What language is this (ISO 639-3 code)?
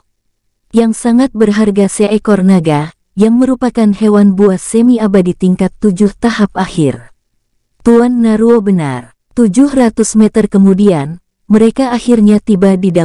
ind